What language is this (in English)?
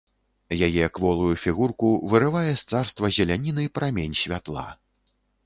Belarusian